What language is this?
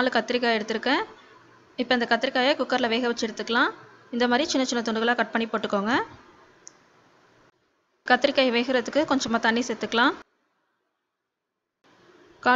Arabic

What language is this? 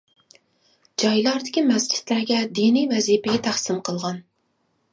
Uyghur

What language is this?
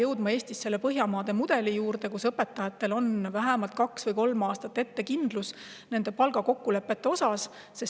Estonian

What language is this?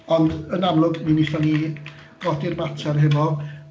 Welsh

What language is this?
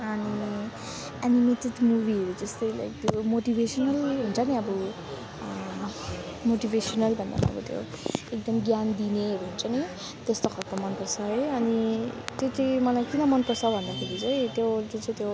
Nepali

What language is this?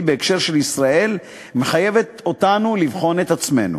Hebrew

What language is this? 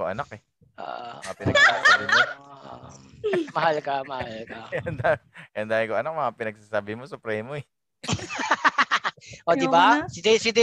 Filipino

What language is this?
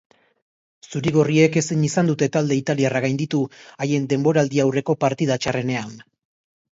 Basque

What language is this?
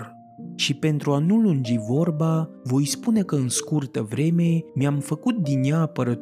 Romanian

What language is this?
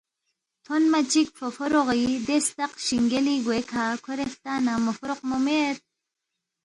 Balti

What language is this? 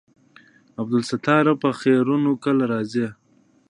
Pashto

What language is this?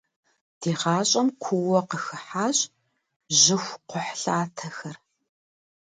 Kabardian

